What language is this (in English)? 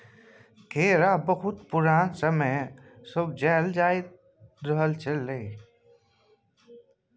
Maithili